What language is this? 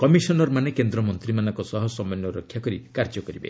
Odia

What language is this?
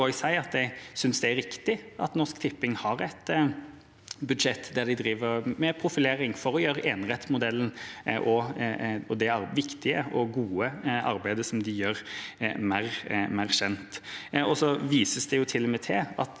Norwegian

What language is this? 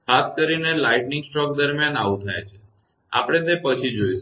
Gujarati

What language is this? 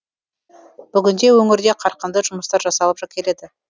Kazakh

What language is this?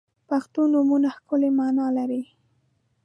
Pashto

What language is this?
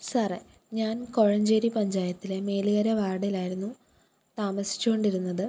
Malayalam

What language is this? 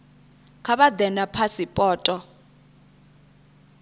Venda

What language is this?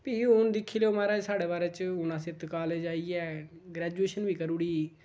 Dogri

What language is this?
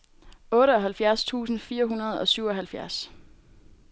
Danish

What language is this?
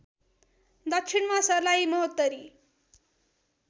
Nepali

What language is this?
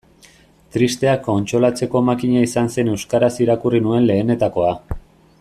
Basque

